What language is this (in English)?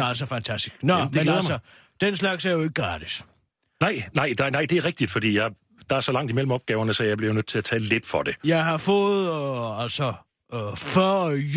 Danish